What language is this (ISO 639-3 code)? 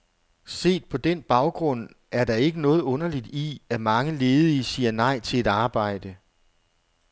dan